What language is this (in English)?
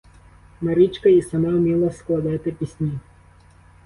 Ukrainian